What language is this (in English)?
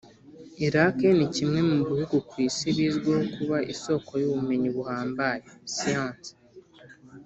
Kinyarwanda